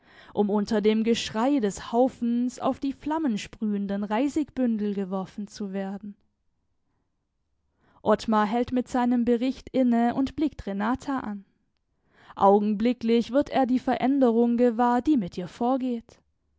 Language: German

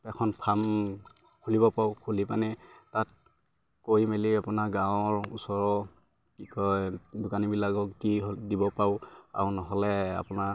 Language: Assamese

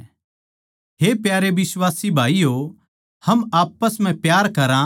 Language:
Haryanvi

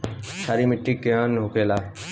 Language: Bhojpuri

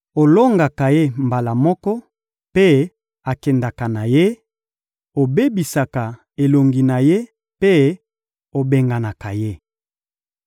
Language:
Lingala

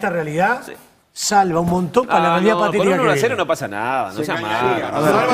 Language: Spanish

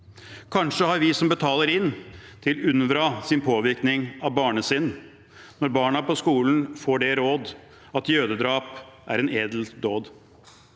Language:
Norwegian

